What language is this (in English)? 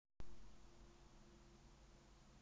Russian